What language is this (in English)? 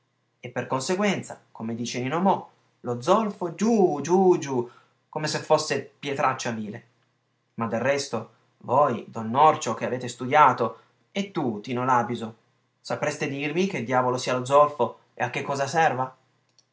Italian